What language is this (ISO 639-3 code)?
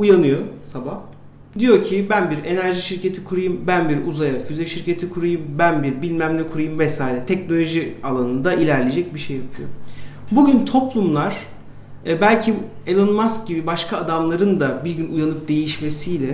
tur